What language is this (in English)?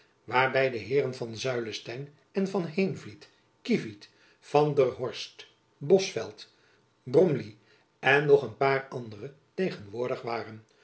Dutch